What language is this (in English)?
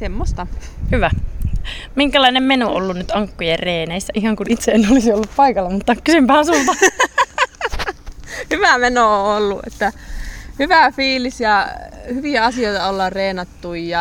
Finnish